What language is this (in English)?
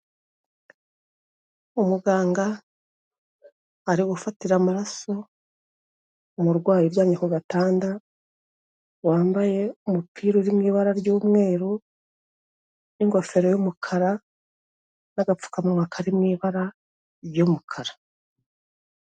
Kinyarwanda